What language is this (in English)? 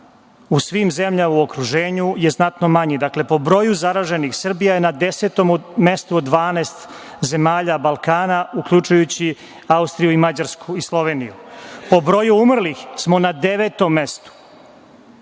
Serbian